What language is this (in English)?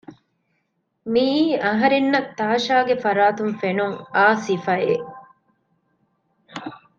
Divehi